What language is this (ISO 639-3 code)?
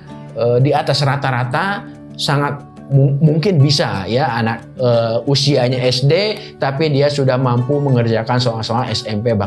ind